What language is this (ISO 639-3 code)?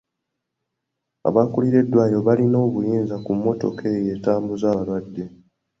lug